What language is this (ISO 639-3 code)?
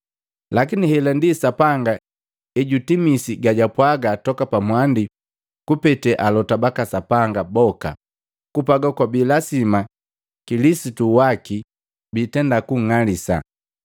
mgv